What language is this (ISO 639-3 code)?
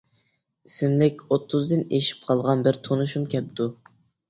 uig